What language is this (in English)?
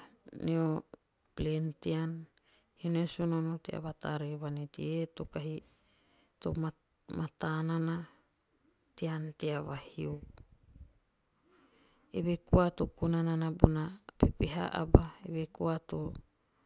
Teop